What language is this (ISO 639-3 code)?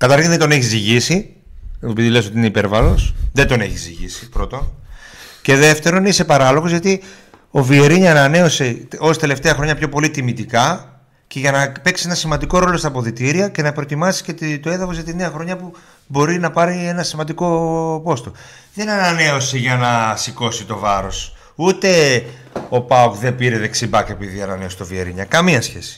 ell